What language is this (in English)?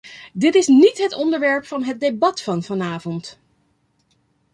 Dutch